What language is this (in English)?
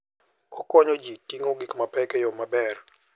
Luo (Kenya and Tanzania)